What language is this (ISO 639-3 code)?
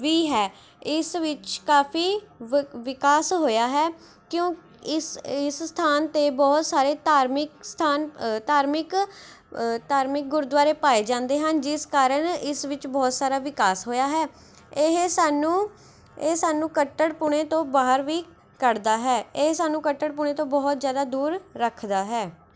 pan